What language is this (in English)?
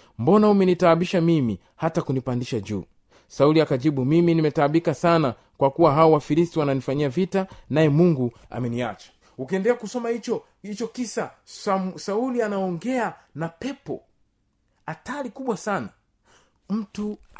Swahili